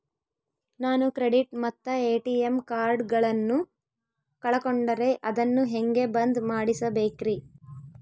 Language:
Kannada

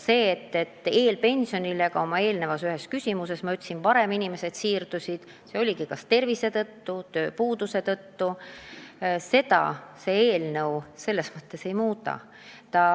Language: Estonian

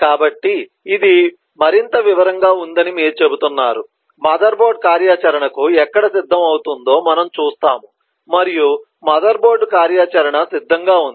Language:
Telugu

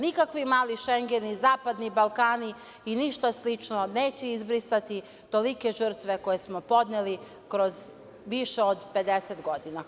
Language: Serbian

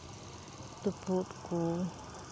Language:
Santali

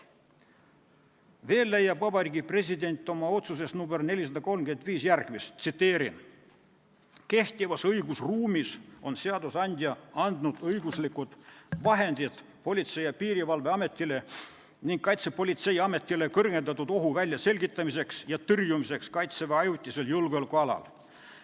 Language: Estonian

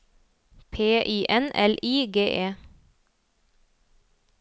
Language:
Norwegian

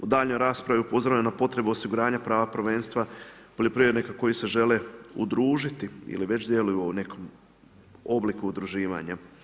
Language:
Croatian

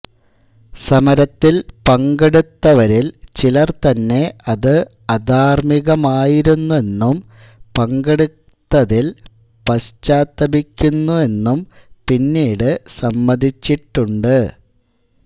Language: Malayalam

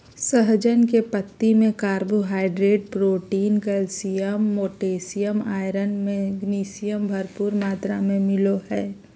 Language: Magahi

